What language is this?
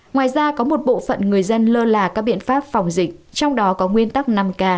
Vietnamese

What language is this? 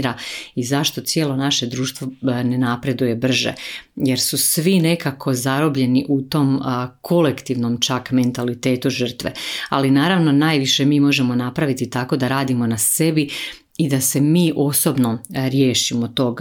Croatian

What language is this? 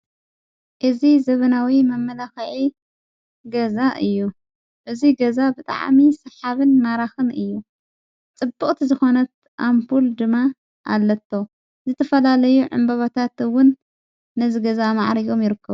Tigrinya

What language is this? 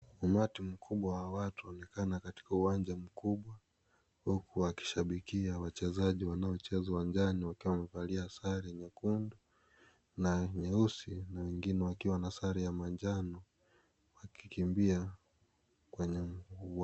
Swahili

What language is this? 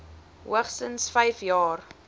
Afrikaans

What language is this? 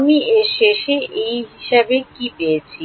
Bangla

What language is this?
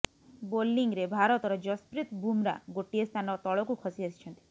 Odia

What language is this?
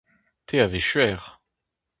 Breton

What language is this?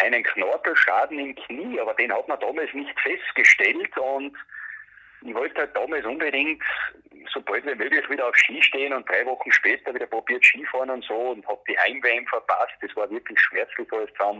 German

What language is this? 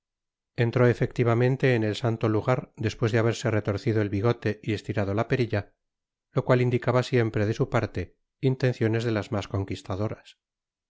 Spanish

